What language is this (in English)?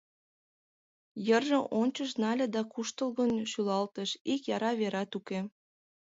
Mari